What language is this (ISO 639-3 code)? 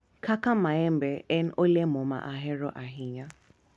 luo